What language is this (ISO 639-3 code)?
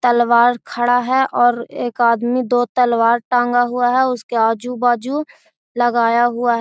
mag